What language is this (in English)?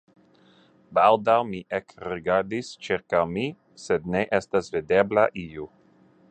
Esperanto